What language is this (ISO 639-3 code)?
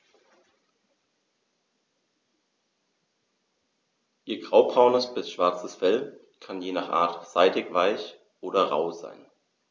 deu